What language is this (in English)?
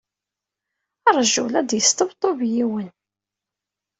Kabyle